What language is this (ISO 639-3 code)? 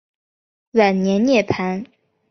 zho